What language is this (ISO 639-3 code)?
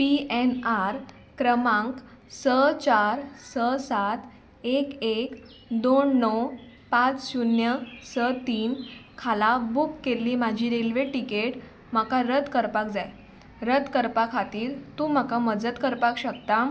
kok